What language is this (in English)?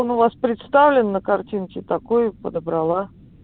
Russian